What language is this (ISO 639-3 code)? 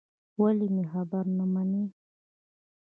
pus